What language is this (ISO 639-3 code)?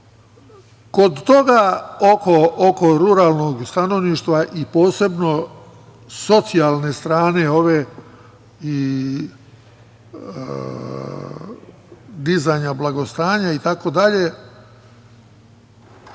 srp